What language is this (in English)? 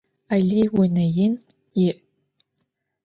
Adyghe